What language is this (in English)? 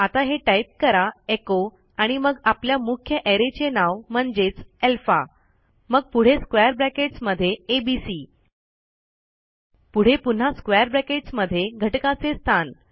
Marathi